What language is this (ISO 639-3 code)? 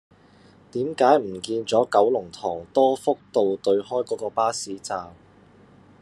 yue